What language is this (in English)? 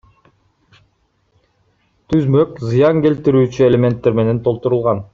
Kyrgyz